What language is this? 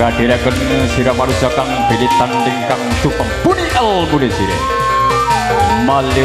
Indonesian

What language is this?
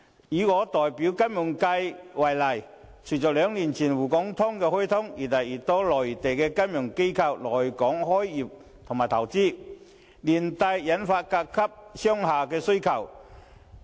Cantonese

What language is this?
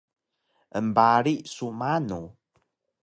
Taroko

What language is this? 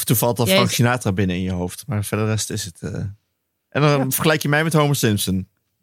Dutch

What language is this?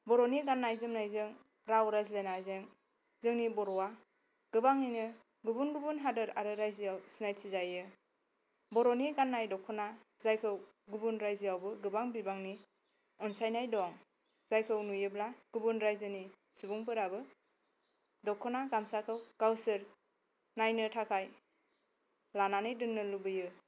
Bodo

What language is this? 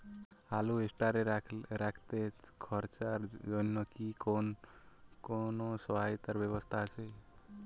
Bangla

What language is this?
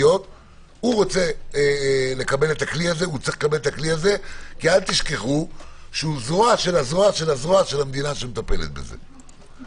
Hebrew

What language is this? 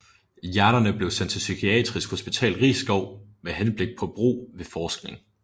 Danish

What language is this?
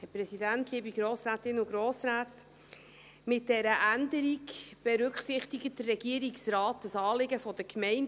Swiss German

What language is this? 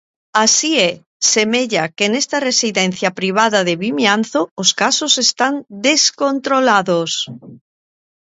Galician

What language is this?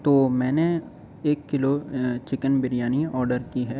Urdu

